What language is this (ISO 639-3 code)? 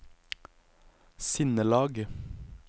nor